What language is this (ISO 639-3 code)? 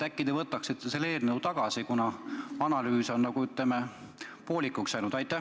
est